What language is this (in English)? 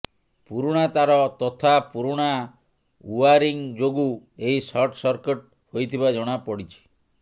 Odia